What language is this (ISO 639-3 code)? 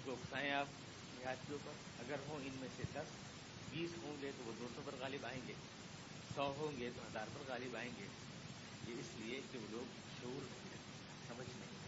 urd